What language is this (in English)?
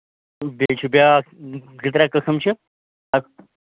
Kashmiri